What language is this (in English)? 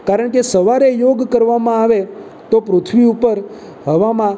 Gujarati